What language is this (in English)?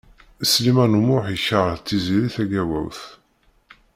Kabyle